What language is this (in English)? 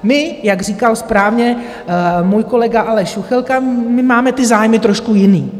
Czech